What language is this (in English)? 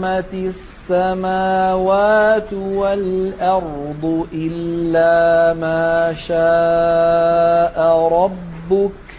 Arabic